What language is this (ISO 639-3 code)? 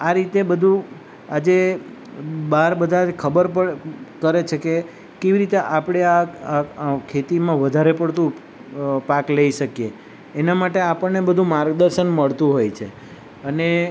guj